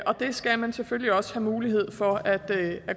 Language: Danish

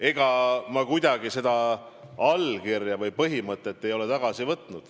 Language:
Estonian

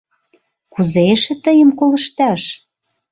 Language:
Mari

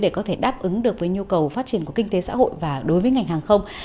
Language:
Vietnamese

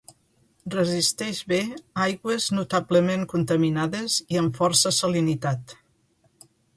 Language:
Catalan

